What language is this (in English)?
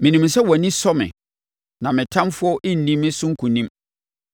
Akan